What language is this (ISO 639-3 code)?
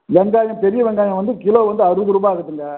tam